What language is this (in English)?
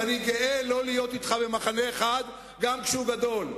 Hebrew